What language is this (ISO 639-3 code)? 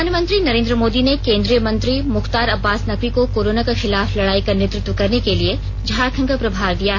hin